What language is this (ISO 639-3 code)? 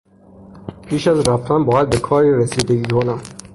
fas